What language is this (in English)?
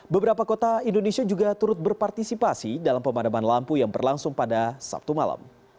Indonesian